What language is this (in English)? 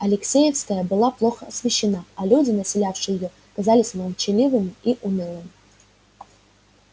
Russian